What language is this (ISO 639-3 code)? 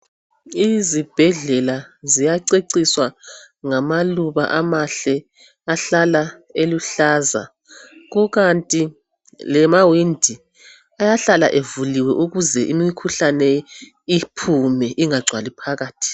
nde